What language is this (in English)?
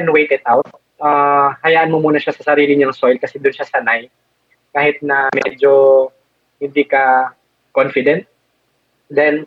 Filipino